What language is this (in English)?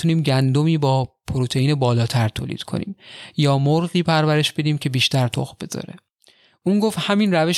Persian